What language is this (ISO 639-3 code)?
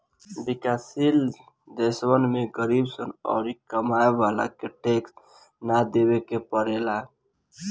bho